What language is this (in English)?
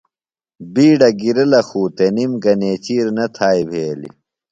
Phalura